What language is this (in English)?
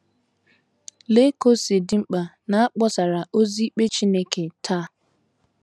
Igbo